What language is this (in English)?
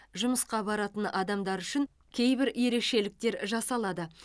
Kazakh